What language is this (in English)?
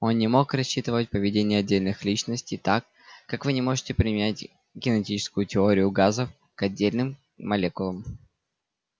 Russian